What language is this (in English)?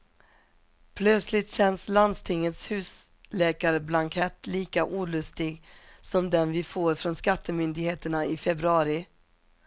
Swedish